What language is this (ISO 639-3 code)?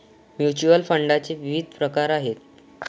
mar